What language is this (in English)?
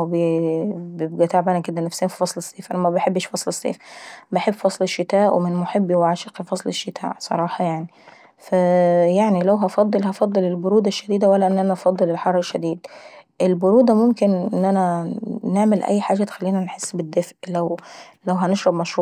Saidi Arabic